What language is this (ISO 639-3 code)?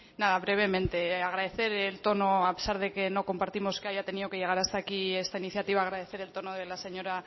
spa